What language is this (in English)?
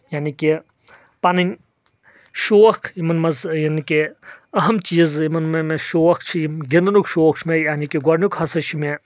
Kashmiri